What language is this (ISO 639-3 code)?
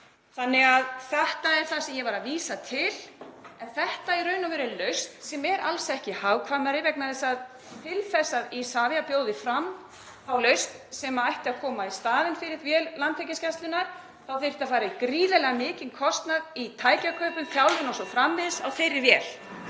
isl